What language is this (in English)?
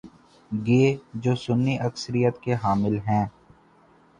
Urdu